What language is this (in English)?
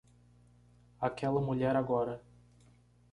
Portuguese